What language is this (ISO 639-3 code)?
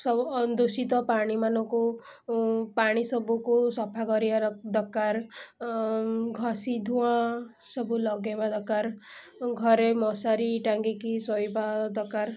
ori